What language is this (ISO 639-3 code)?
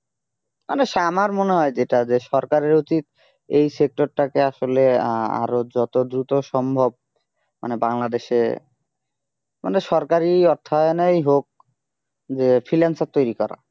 ben